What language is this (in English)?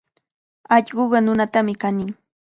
Cajatambo North Lima Quechua